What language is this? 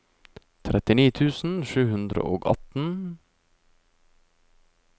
Norwegian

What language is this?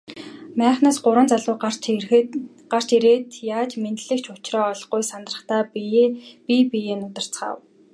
Mongolian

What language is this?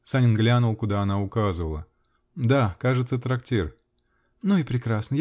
Russian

